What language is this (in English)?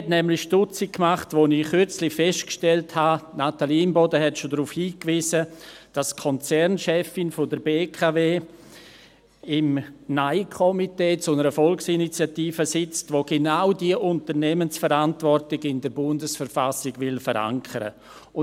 Swiss German